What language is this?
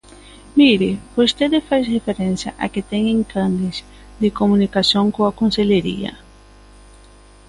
Galician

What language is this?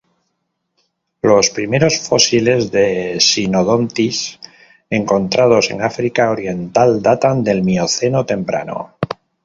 Spanish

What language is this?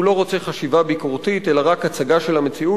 Hebrew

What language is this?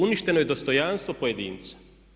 Croatian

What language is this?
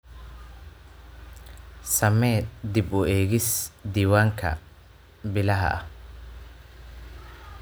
Somali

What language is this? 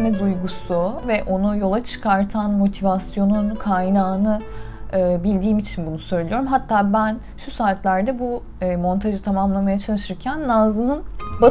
Turkish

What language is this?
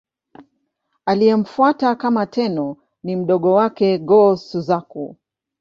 Swahili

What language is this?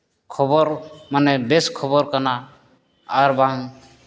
Santali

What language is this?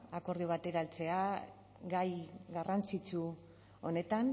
Basque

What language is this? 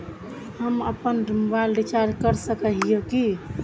Magahi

